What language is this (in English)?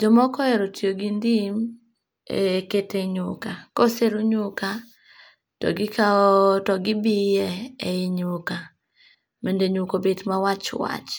Luo (Kenya and Tanzania)